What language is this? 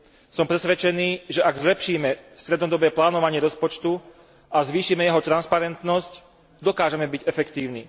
Slovak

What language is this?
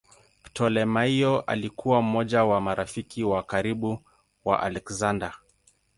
Swahili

